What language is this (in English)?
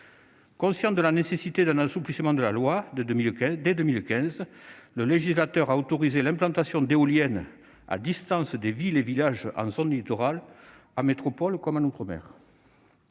French